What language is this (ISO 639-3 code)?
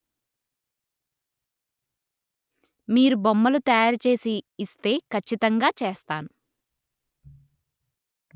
tel